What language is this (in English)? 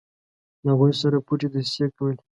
Pashto